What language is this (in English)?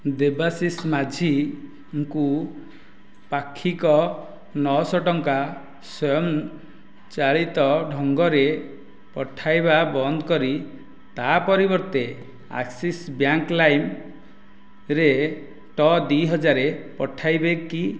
Odia